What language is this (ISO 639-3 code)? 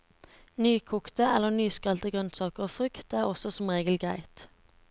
nor